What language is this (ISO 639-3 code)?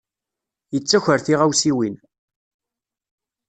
kab